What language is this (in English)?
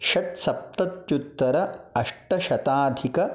Sanskrit